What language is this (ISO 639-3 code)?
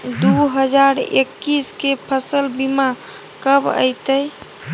mai